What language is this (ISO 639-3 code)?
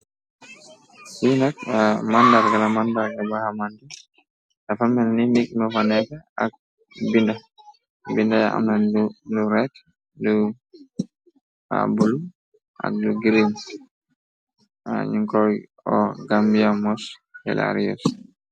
wol